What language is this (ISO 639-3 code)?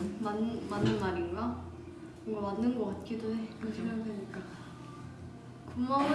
kor